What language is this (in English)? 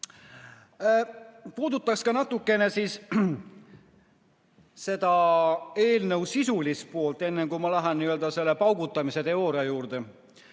Estonian